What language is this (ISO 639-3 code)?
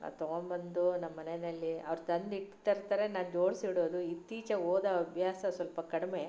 kan